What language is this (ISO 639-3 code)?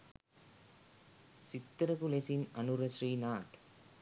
sin